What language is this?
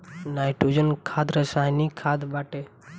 Bhojpuri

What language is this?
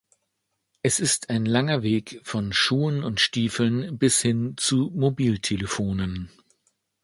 German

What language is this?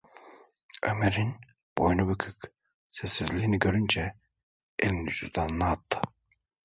Turkish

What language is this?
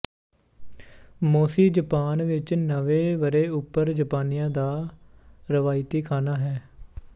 Punjabi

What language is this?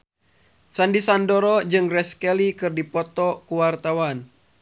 Sundanese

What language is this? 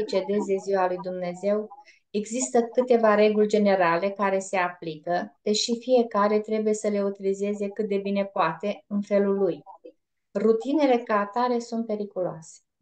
Romanian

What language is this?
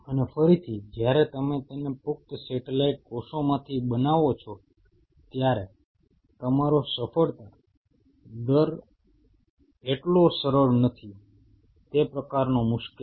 Gujarati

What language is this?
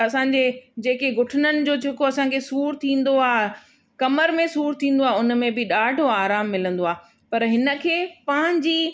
Sindhi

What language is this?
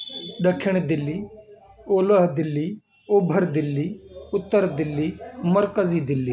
Sindhi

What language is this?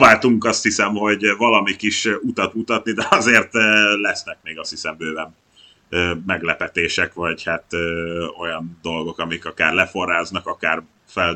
Hungarian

